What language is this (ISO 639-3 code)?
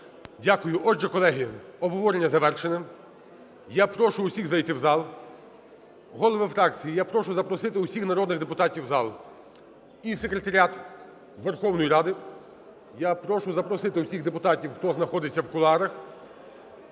ukr